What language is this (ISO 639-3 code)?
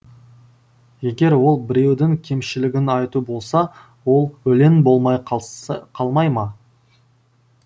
kaz